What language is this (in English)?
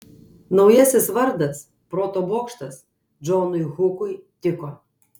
Lithuanian